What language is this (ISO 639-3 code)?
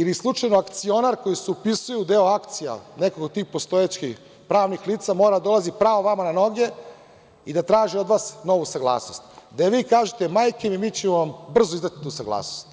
srp